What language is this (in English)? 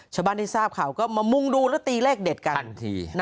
Thai